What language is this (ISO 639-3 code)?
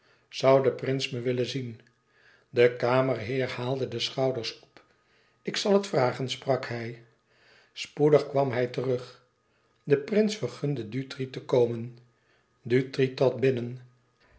nld